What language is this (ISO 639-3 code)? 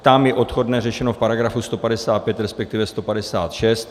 ces